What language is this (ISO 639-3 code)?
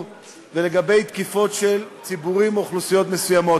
heb